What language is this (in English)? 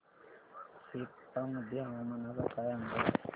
Marathi